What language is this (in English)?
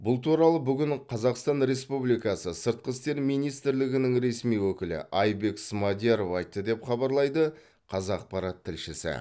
Kazakh